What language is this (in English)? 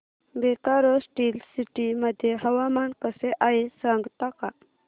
Marathi